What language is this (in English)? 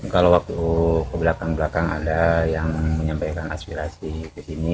Indonesian